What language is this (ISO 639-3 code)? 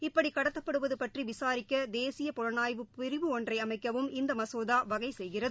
tam